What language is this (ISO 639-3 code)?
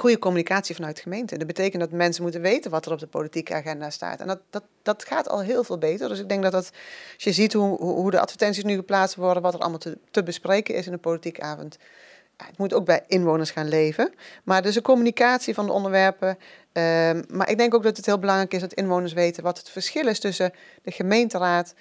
nld